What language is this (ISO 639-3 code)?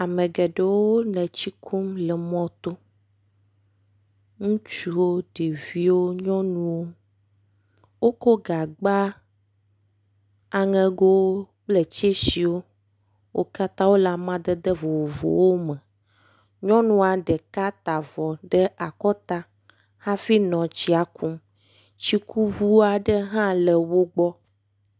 ewe